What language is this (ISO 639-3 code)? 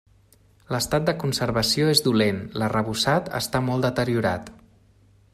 cat